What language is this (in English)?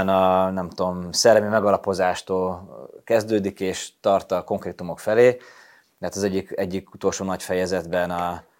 Hungarian